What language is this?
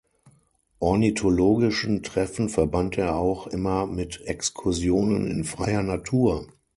German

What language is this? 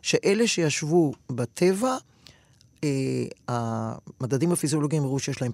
Hebrew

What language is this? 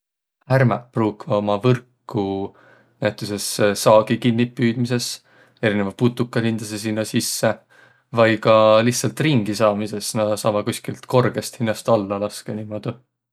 Võro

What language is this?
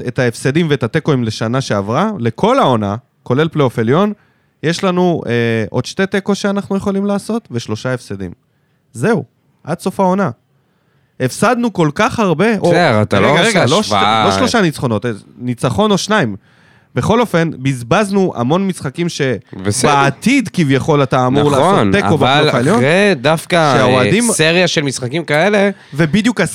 Hebrew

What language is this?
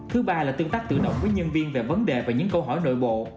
Vietnamese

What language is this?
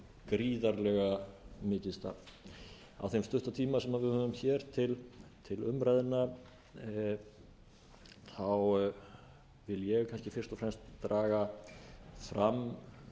Icelandic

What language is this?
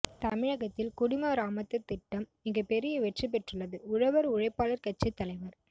Tamil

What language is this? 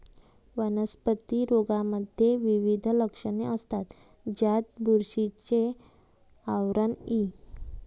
Marathi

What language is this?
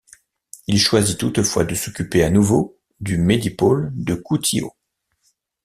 French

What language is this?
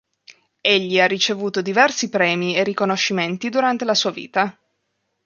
Italian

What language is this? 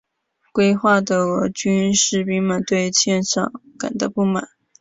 Chinese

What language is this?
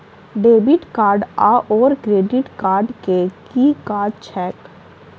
Maithili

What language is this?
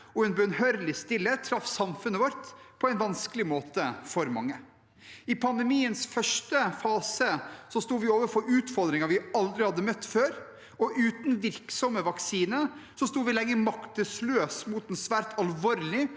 Norwegian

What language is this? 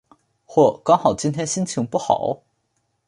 Chinese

